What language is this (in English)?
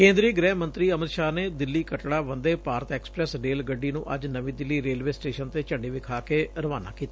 Punjabi